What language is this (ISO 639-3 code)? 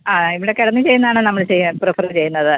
mal